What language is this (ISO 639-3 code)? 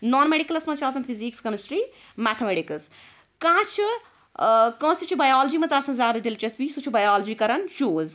kas